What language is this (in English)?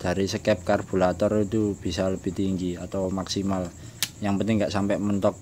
Indonesian